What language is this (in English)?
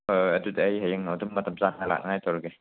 Manipuri